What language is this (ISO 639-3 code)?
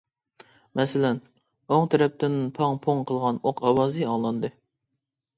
uig